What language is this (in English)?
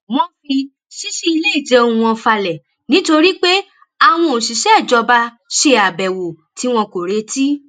Yoruba